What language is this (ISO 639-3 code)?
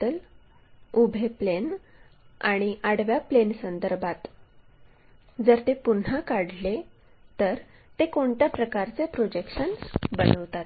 mar